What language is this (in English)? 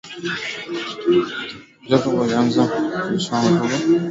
Swahili